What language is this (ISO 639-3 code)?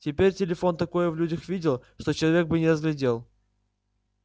rus